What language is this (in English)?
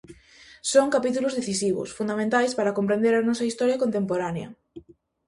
Galician